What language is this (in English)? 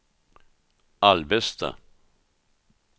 Swedish